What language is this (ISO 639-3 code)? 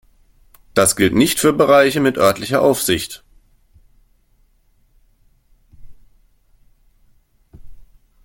deu